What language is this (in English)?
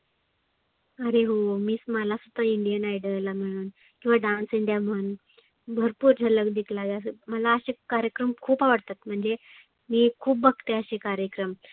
Marathi